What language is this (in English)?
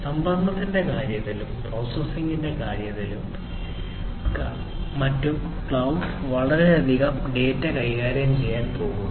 Malayalam